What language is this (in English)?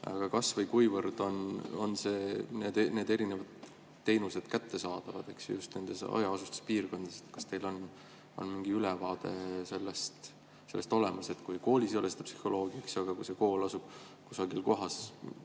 Estonian